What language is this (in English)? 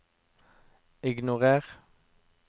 Norwegian